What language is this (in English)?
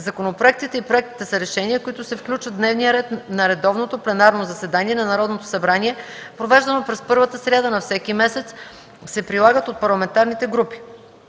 Bulgarian